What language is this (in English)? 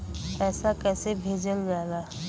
Bhojpuri